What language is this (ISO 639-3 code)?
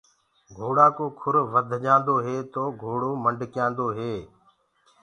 ggg